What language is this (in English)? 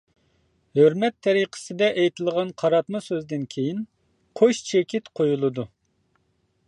Uyghur